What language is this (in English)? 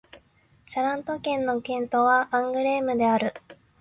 Japanese